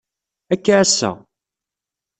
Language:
Kabyle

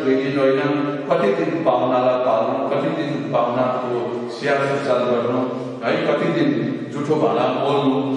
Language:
Romanian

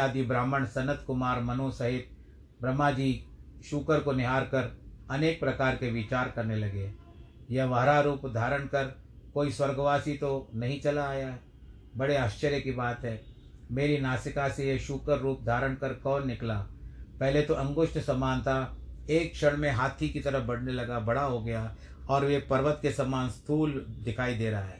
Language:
Hindi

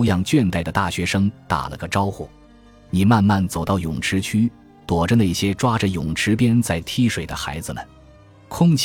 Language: Chinese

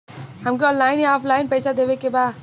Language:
Bhojpuri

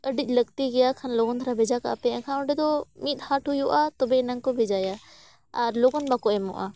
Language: Santali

